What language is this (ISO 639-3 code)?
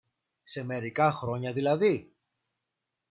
ell